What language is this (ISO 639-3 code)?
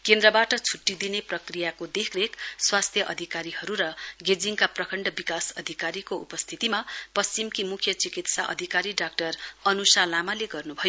nep